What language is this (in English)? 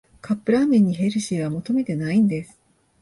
Japanese